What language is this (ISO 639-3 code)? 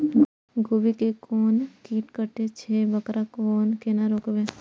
mai